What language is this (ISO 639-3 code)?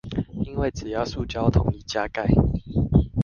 zho